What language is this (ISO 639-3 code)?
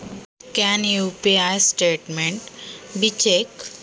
mar